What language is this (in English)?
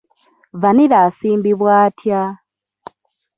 Ganda